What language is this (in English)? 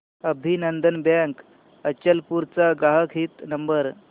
Marathi